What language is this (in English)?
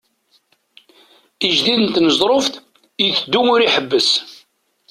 Kabyle